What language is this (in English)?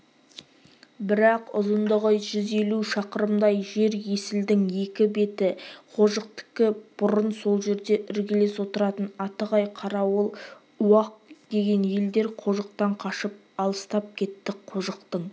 Kazakh